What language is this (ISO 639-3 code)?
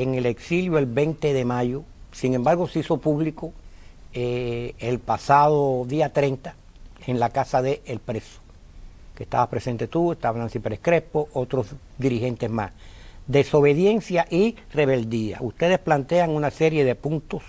spa